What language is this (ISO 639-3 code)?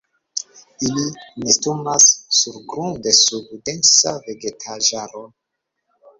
epo